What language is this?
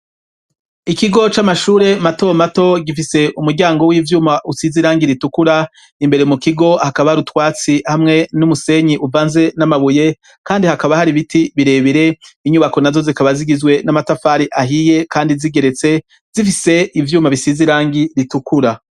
Rundi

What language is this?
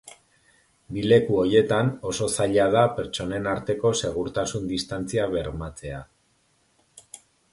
Basque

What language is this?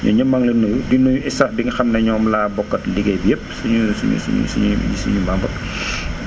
Wolof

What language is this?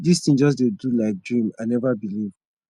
Nigerian Pidgin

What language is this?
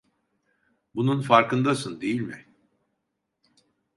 Turkish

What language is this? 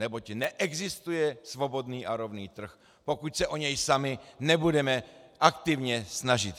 Czech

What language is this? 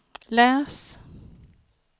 Swedish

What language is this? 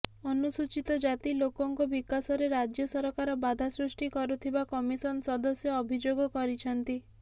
Odia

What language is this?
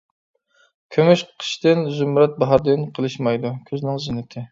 Uyghur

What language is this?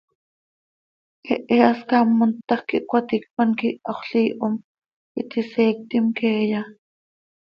Seri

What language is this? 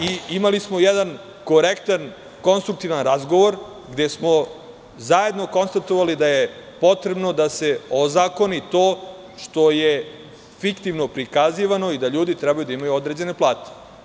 Serbian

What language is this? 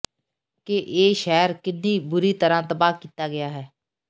Punjabi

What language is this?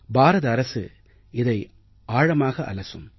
Tamil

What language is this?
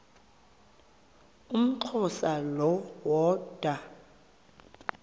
Xhosa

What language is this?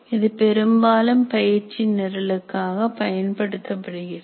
Tamil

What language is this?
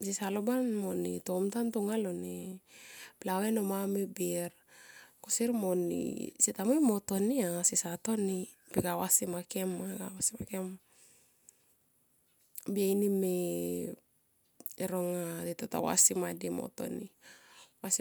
Tomoip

